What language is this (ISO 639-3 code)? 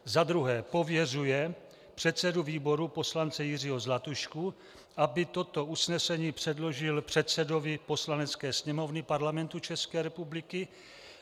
ces